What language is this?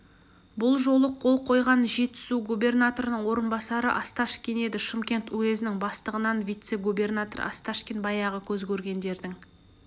Kazakh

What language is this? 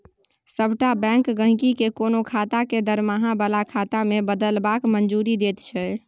Maithili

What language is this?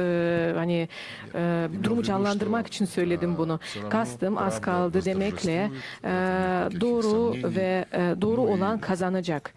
Turkish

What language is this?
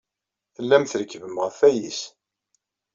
Kabyle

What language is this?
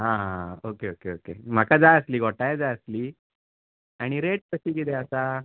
Konkani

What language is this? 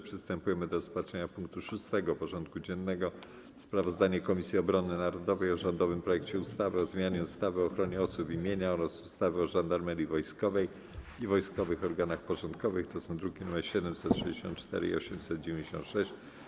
Polish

